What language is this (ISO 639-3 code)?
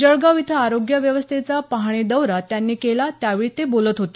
mar